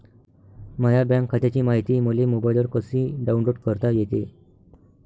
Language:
Marathi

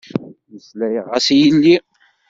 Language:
Kabyle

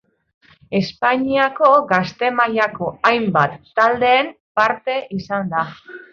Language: Basque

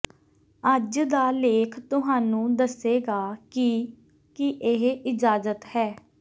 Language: Punjabi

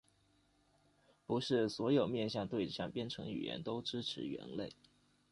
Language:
Chinese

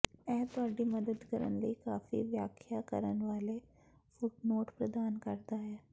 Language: Punjabi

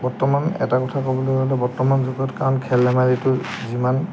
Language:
Assamese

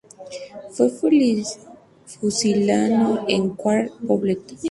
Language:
Spanish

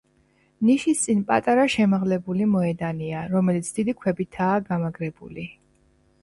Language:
Georgian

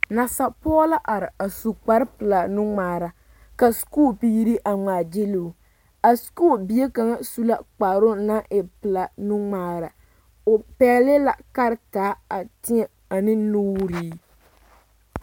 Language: Southern Dagaare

